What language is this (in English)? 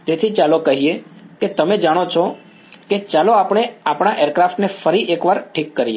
Gujarati